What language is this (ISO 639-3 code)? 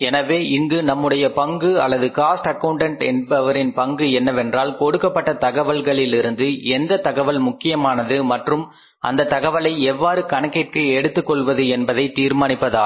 tam